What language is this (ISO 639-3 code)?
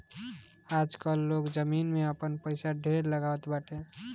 bho